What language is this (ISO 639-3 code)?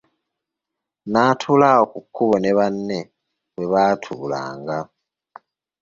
lug